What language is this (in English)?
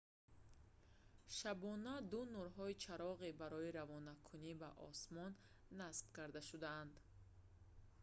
Tajik